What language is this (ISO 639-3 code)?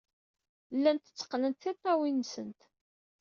kab